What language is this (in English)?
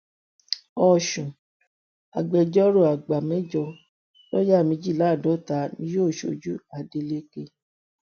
Yoruba